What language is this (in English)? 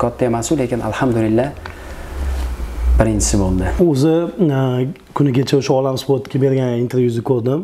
Turkish